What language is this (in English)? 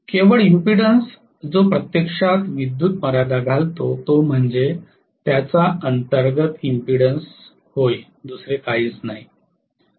Marathi